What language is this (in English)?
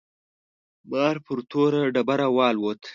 Pashto